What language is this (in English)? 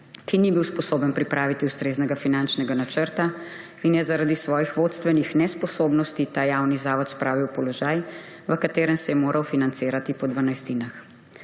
Slovenian